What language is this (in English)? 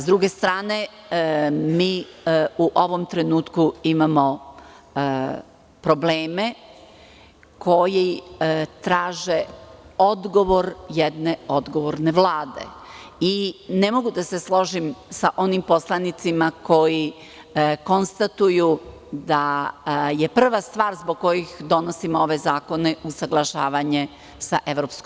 Serbian